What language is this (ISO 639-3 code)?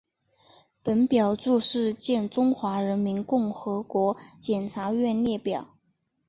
zho